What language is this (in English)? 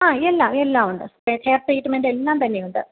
Malayalam